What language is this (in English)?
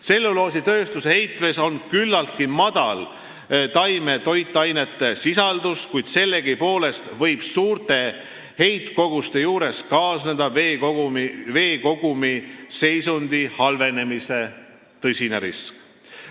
Estonian